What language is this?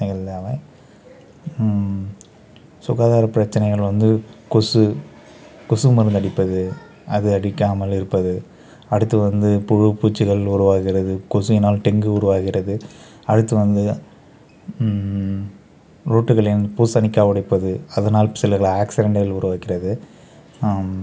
Tamil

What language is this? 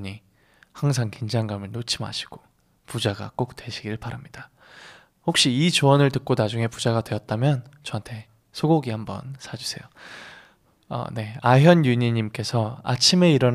Korean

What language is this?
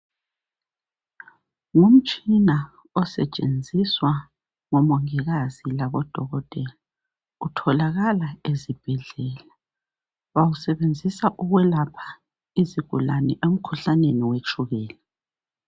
North Ndebele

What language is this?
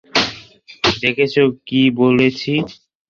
Bangla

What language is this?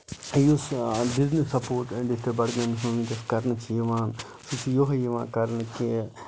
Kashmiri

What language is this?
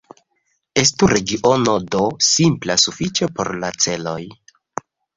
Esperanto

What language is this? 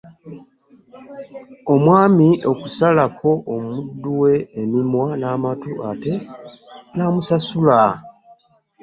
Ganda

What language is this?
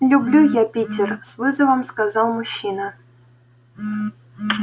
Russian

